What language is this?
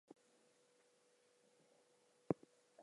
English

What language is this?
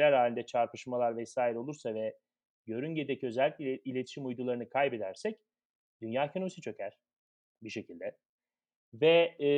Turkish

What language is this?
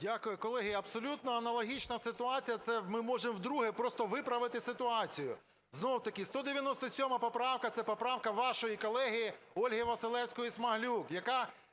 Ukrainian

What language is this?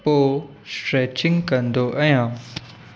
Sindhi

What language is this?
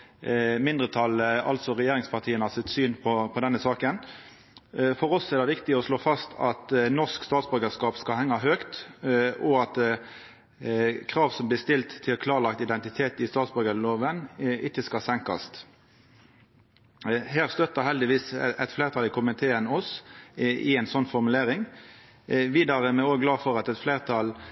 Norwegian Nynorsk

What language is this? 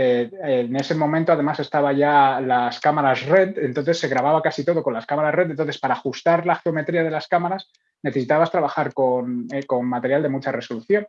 Spanish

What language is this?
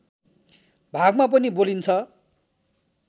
Nepali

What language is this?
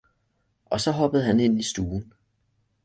Danish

